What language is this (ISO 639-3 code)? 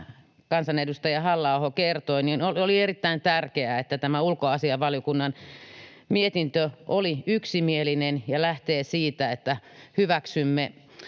fin